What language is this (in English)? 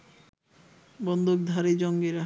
Bangla